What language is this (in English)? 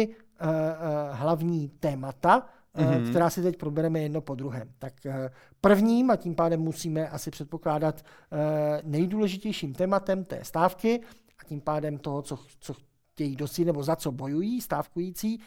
Czech